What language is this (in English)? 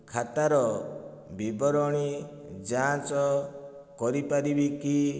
Odia